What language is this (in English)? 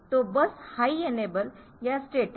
Hindi